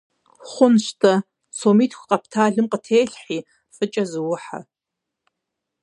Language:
Kabardian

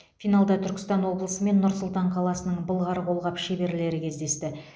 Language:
Kazakh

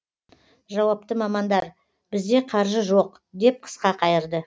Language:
Kazakh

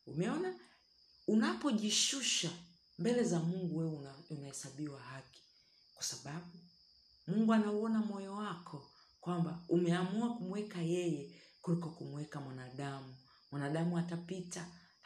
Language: Swahili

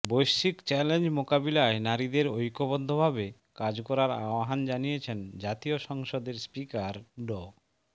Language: Bangla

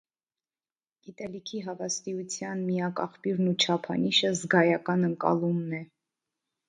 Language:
Armenian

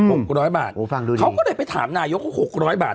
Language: Thai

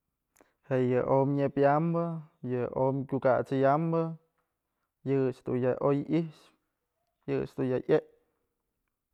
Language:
Mazatlán Mixe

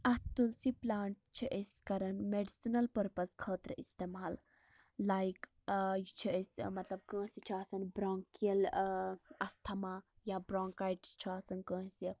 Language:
Kashmiri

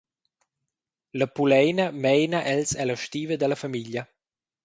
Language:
Romansh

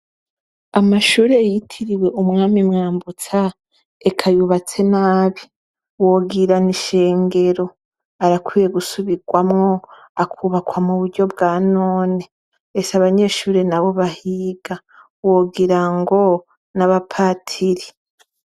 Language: Rundi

